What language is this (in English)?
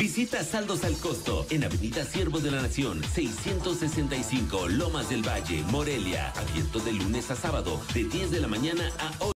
Spanish